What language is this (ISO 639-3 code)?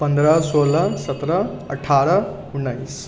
mai